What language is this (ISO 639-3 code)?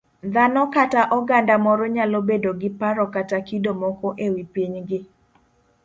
luo